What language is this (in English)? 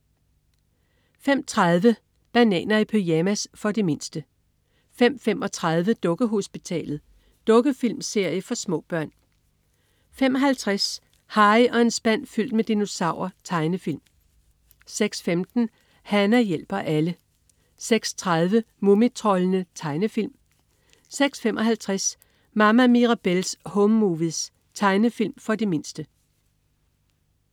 Danish